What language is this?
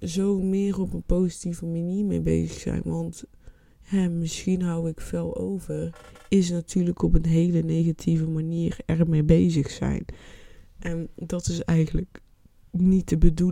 Dutch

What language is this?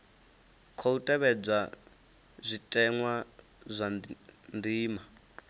Venda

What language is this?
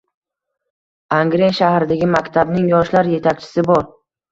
Uzbek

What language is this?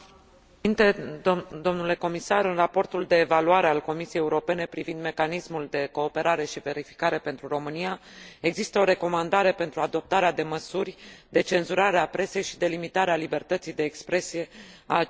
Romanian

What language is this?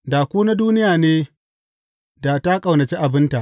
Hausa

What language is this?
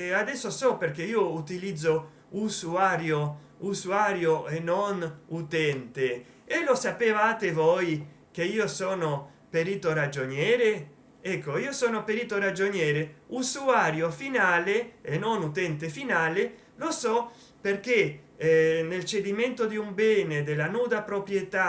Italian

